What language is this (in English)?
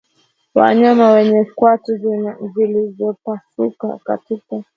Swahili